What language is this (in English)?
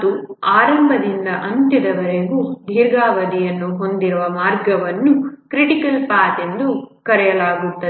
Kannada